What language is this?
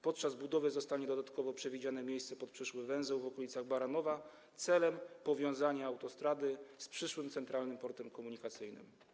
Polish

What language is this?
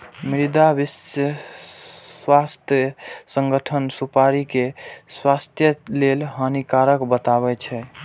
Maithili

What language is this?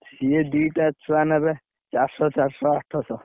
Odia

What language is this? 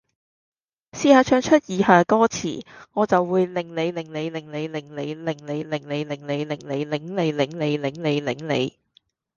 Cantonese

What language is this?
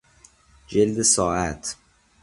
Persian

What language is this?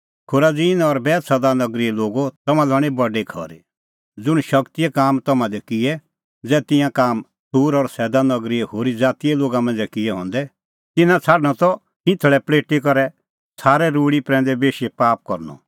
Kullu Pahari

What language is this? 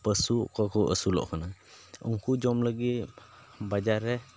Santali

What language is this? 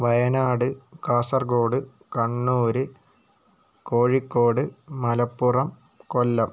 Malayalam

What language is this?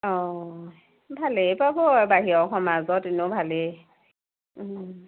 Assamese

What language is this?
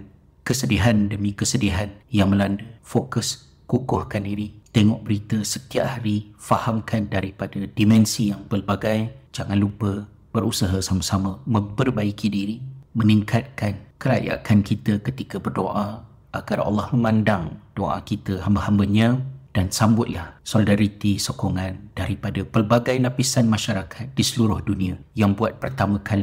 Malay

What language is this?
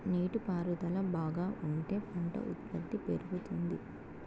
Telugu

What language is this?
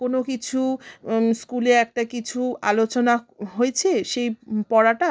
Bangla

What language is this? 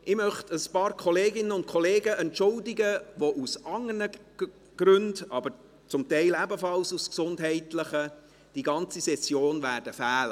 Swiss German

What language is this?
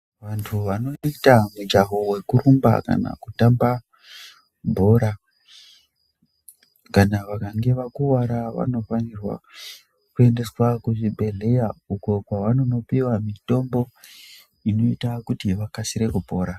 Ndau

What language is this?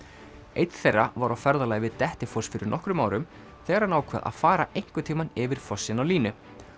Icelandic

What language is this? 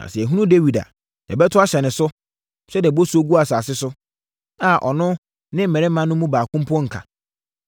Akan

